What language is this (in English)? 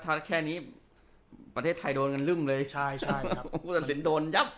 Thai